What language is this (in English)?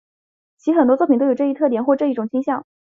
Chinese